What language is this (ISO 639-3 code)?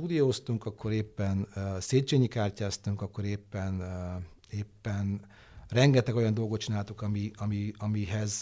hun